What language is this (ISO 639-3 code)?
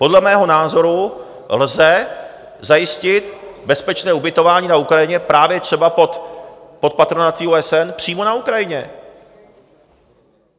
ces